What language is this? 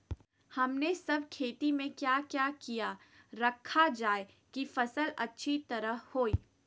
Magahi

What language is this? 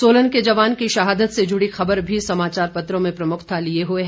Hindi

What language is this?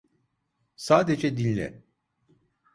Turkish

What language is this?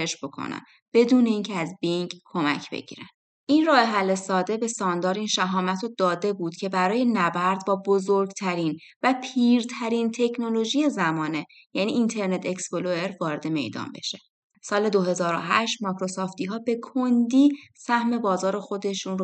Persian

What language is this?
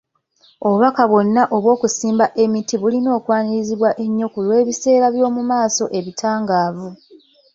Ganda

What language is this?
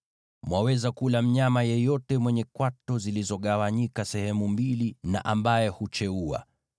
Swahili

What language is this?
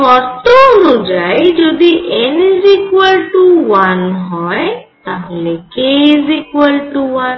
Bangla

